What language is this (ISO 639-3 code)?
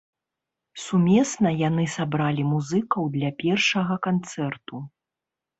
bel